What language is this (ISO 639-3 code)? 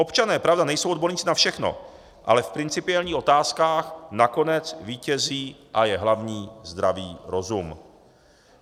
ces